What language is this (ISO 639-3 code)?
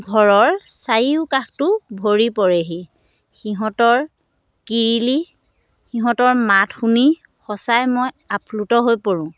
asm